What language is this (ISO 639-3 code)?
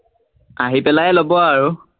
asm